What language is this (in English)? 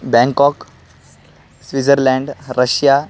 Sanskrit